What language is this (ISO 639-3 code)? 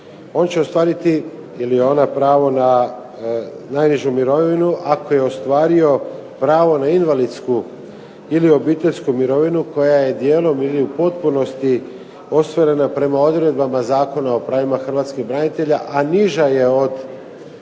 hrv